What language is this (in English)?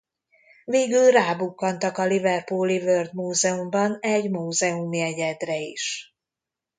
Hungarian